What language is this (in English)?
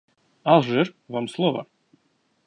Russian